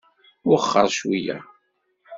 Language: Kabyle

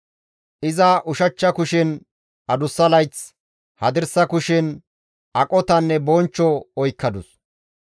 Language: Gamo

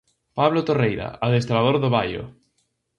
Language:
Galician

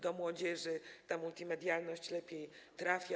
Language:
Polish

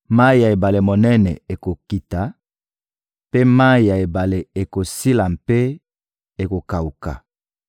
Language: Lingala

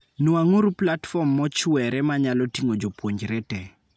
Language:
Luo (Kenya and Tanzania)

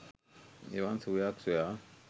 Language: Sinhala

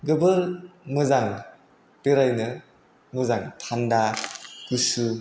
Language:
Bodo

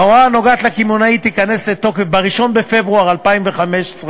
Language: Hebrew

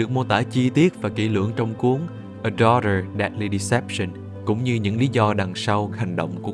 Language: Vietnamese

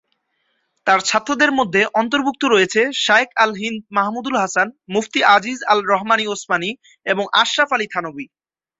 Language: Bangla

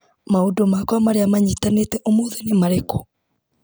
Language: Kikuyu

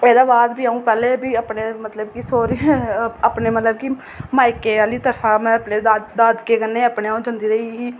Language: Dogri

